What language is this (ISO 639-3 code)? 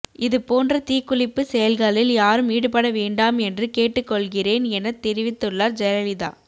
tam